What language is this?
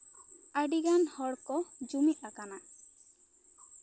Santali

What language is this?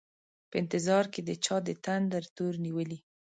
Pashto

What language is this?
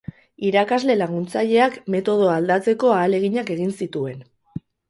Basque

